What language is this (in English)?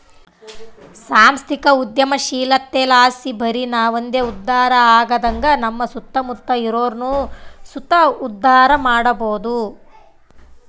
Kannada